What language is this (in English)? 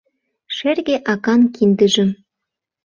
Mari